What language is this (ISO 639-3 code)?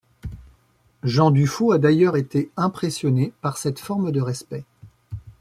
fra